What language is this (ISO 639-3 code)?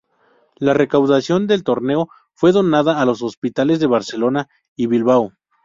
spa